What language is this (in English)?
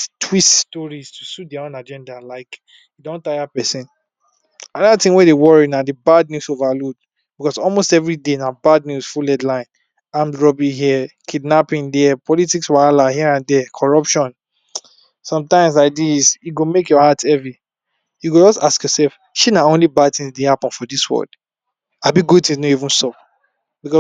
Nigerian Pidgin